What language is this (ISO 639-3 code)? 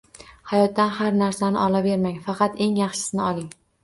uzb